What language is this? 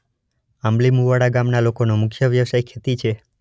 Gujarati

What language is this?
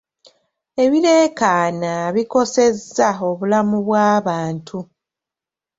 Ganda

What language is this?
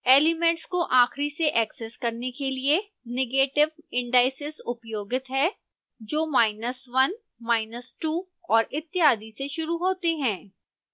Hindi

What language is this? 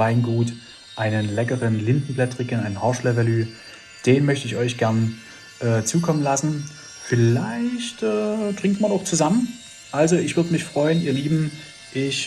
German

